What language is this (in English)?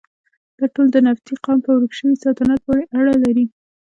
Pashto